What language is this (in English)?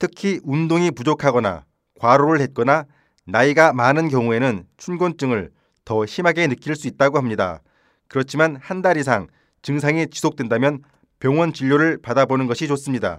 Korean